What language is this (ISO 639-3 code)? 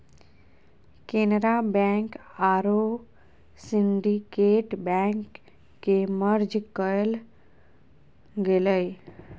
mag